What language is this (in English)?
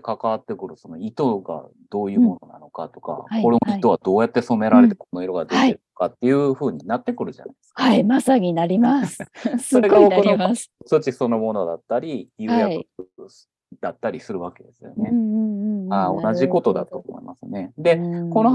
Japanese